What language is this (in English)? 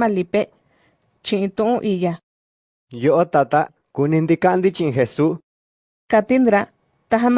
Spanish